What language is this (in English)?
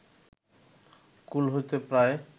Bangla